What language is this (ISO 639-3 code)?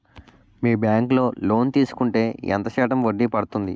tel